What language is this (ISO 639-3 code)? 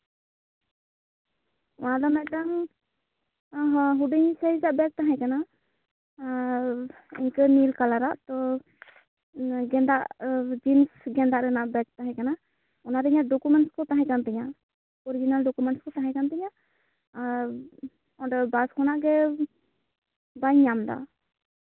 sat